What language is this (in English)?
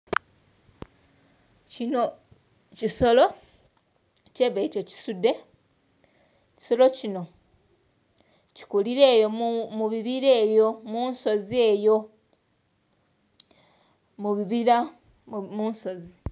Soga